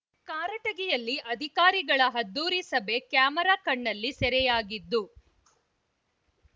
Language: Kannada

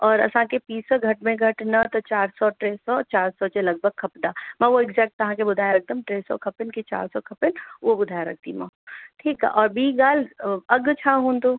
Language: Sindhi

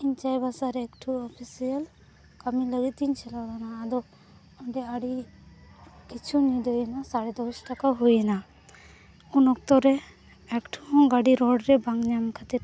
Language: Santali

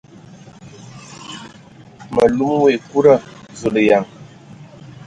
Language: Ewondo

